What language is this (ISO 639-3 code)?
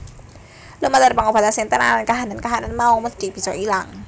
jav